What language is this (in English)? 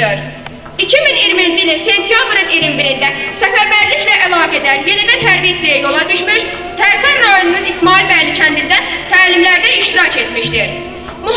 Turkish